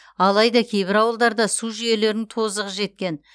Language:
Kazakh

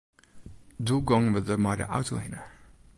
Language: Western Frisian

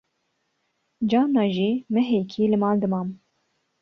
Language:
Kurdish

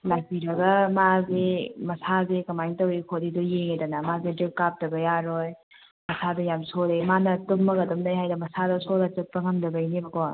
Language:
Manipuri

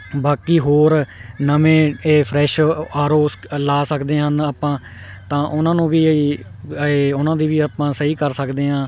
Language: Punjabi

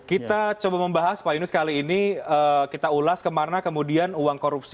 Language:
Indonesian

